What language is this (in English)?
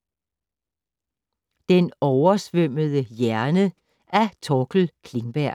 Danish